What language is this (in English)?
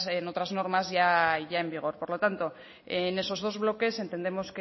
Spanish